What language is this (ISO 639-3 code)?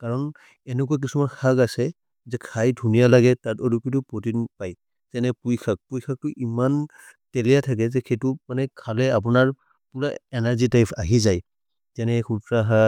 mrr